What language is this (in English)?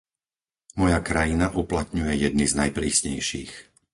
Slovak